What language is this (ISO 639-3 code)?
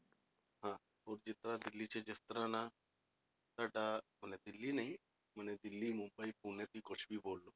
pan